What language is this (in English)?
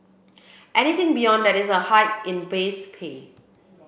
English